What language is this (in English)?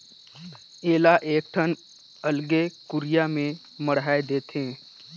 Chhattisgarhi